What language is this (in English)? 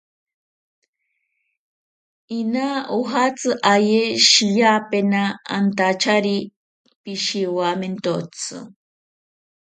Ashéninka Perené